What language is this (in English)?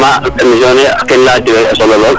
Serer